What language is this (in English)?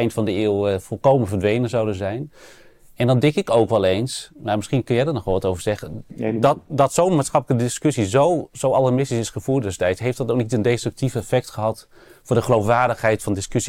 Dutch